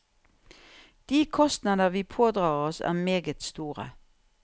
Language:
Norwegian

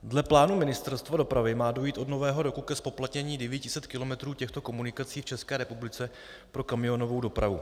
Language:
Czech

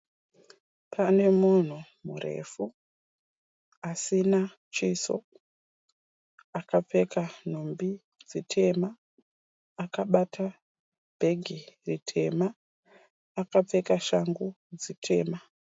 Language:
Shona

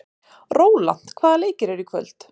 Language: Icelandic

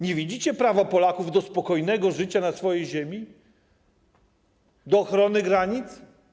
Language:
Polish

